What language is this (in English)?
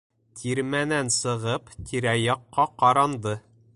Bashkir